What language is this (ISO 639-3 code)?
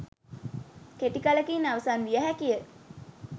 sin